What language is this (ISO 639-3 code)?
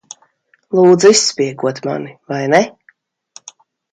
lav